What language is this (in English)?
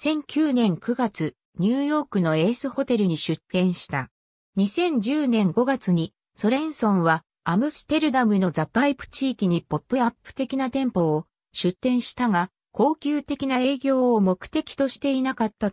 Japanese